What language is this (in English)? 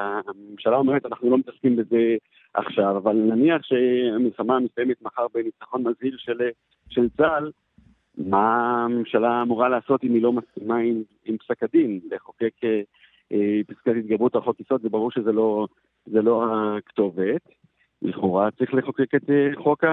Hebrew